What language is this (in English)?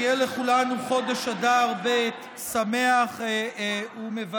Hebrew